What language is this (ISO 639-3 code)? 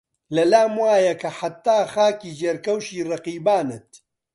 ckb